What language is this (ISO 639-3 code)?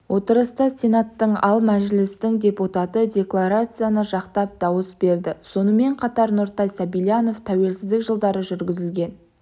kaz